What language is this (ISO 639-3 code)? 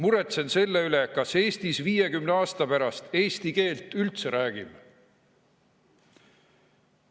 est